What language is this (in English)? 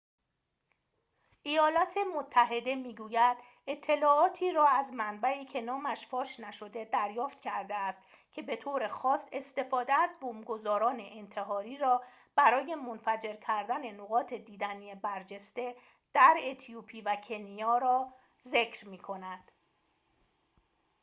Persian